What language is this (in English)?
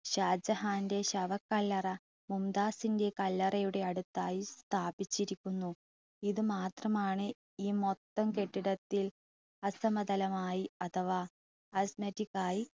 Malayalam